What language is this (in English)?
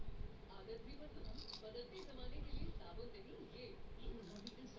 Bhojpuri